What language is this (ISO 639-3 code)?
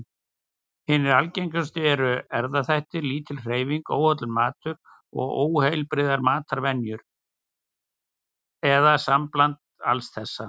isl